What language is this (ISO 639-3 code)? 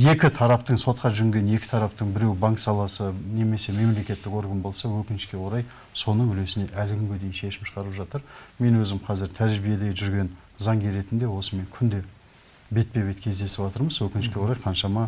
tur